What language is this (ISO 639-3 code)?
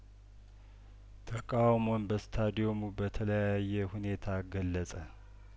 amh